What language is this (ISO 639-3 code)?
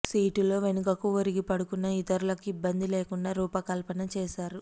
tel